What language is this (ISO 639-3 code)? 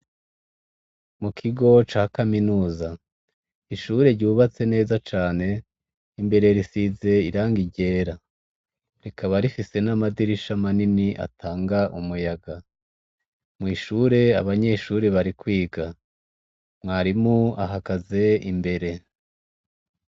run